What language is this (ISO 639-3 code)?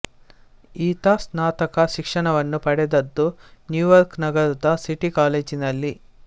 kan